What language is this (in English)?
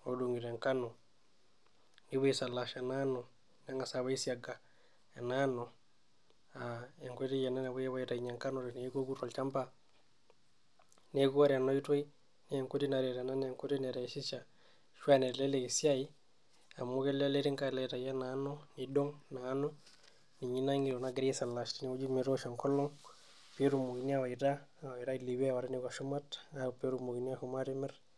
Masai